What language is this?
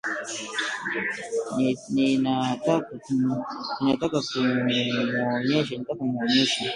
Swahili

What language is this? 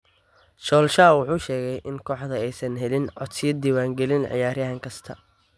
Somali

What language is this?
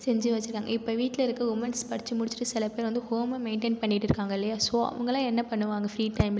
Tamil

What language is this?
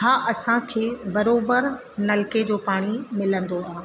Sindhi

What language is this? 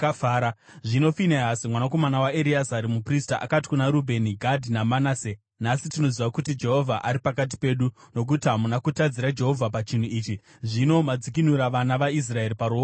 Shona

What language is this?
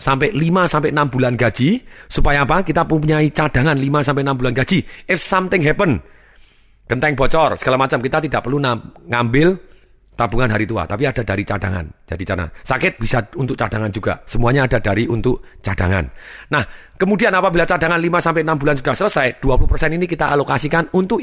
Indonesian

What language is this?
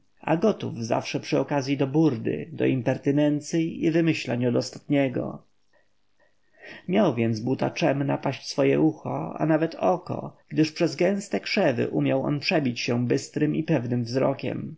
Polish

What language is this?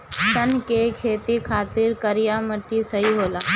Bhojpuri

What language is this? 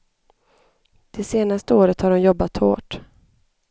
Swedish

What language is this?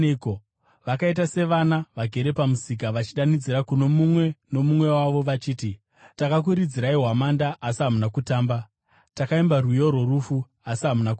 Shona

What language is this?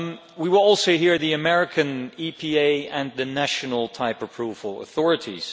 English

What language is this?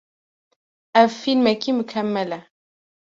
Kurdish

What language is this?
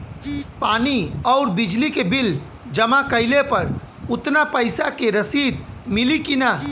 Bhojpuri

